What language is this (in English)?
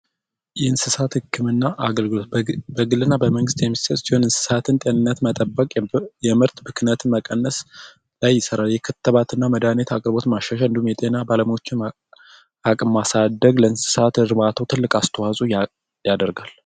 Amharic